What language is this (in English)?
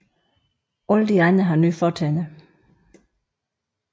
Danish